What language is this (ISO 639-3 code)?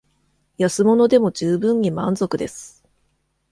jpn